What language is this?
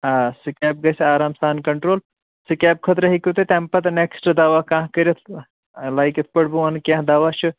Kashmiri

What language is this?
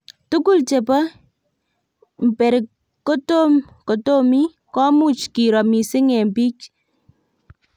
Kalenjin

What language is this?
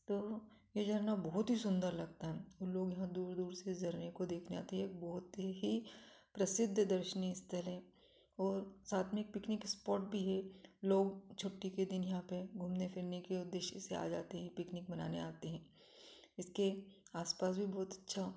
Hindi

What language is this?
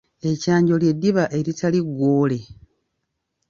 Ganda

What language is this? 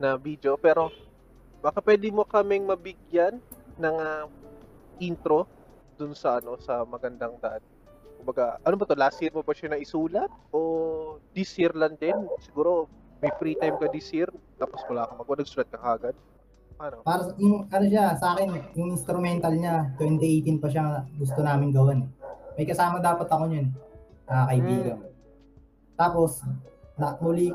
Filipino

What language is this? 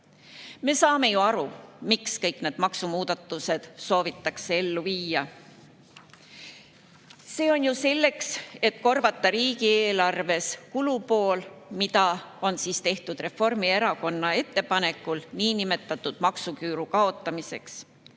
Estonian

